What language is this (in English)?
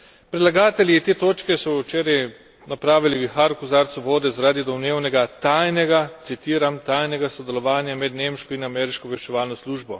Slovenian